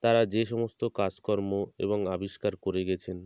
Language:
Bangla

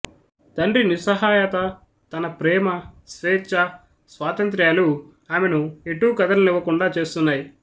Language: Telugu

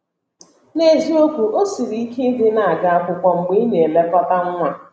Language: Igbo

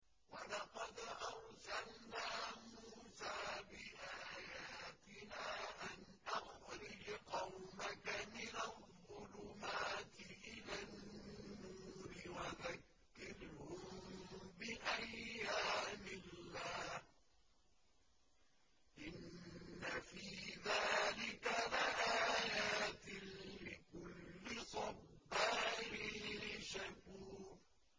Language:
Arabic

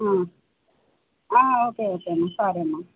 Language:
Telugu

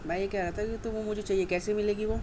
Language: Urdu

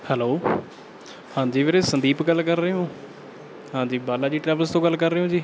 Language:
Punjabi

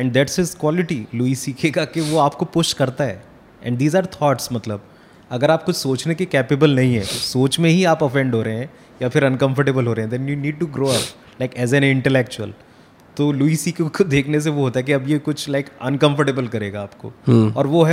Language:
Hindi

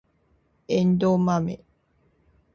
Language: Japanese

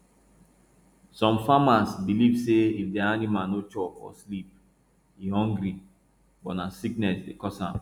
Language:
Nigerian Pidgin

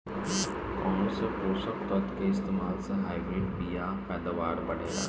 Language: Bhojpuri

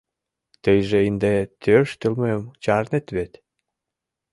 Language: Mari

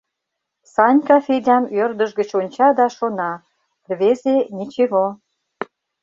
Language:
Mari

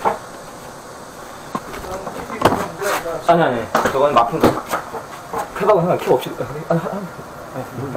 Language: Korean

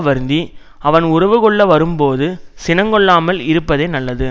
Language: Tamil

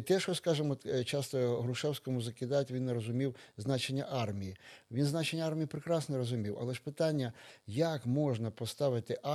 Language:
Ukrainian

